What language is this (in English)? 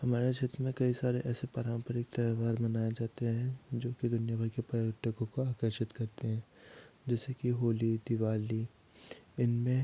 Hindi